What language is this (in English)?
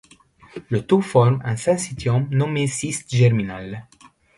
French